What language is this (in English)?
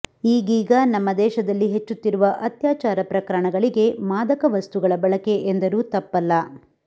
Kannada